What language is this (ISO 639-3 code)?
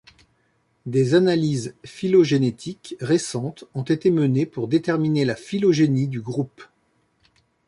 fra